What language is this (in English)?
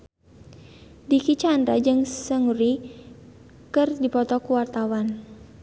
Sundanese